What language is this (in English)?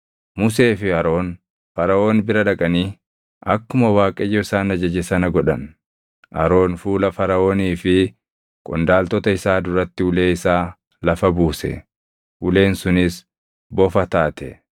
Oromo